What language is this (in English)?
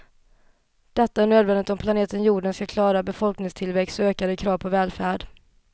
Swedish